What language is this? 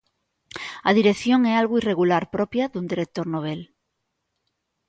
Galician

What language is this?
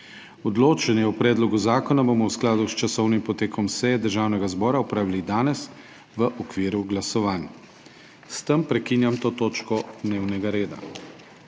Slovenian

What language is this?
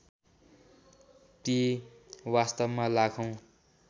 Nepali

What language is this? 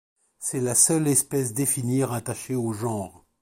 French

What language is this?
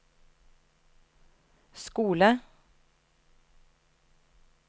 Norwegian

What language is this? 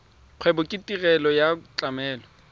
Tswana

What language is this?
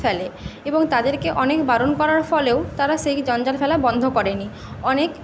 Bangla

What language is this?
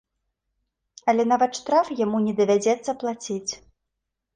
Belarusian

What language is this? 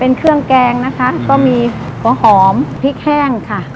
Thai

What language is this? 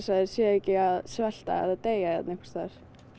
Icelandic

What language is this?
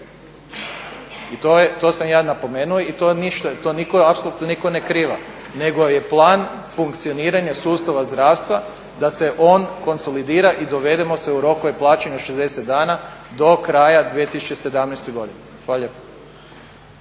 Croatian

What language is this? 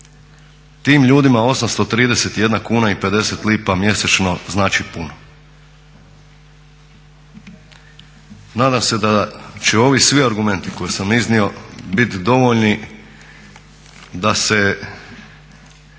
Croatian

